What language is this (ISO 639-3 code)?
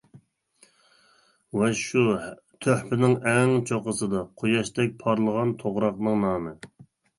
uig